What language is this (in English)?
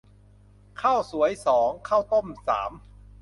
Thai